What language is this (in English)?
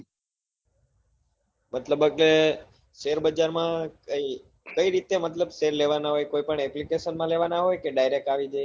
Gujarati